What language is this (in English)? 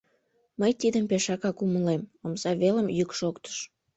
Mari